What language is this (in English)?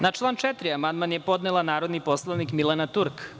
Serbian